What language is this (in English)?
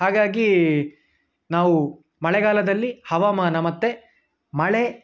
Kannada